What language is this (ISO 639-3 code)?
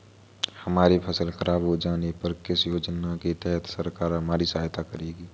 hin